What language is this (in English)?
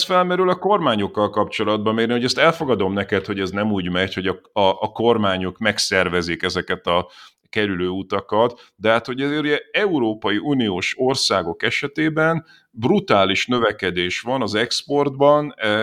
Hungarian